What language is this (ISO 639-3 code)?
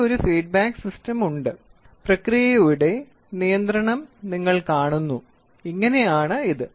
mal